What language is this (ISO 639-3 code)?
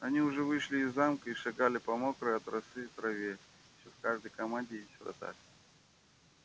rus